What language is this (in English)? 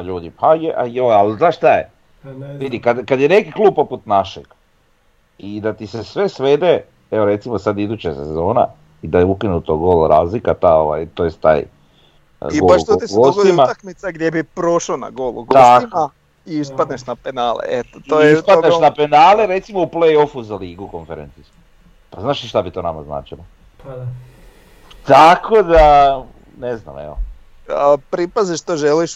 Croatian